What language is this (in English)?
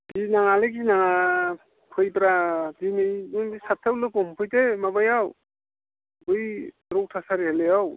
Bodo